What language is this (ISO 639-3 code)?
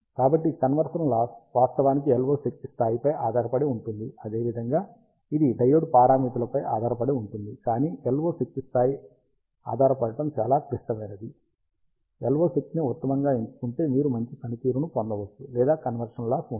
tel